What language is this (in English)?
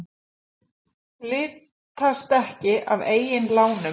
Icelandic